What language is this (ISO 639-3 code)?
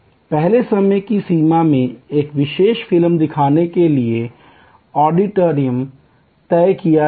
hin